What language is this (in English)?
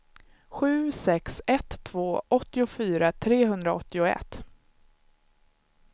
Swedish